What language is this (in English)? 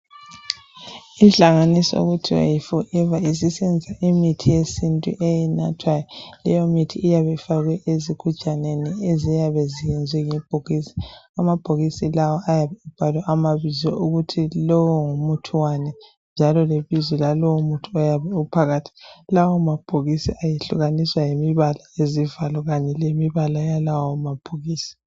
North Ndebele